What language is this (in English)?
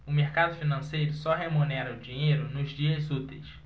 Portuguese